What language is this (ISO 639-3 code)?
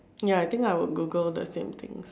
eng